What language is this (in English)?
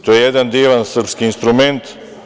Serbian